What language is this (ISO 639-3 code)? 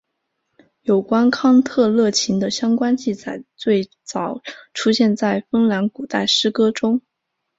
zho